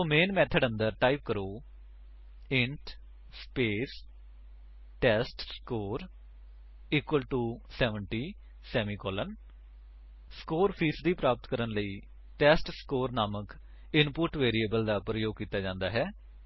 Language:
Punjabi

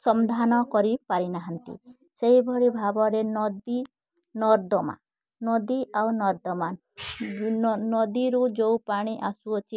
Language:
Odia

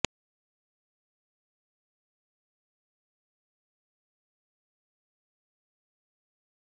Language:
Hindi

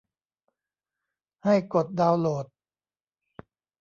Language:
Thai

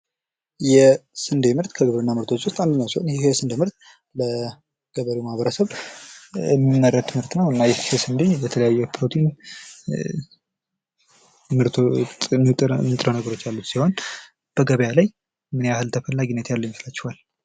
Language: Amharic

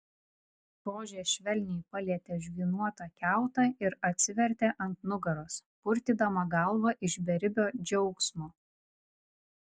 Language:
Lithuanian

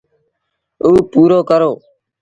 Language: Sindhi Bhil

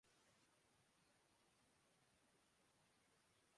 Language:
Urdu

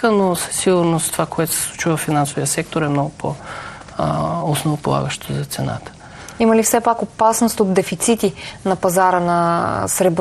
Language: Bulgarian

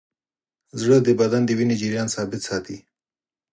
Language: Pashto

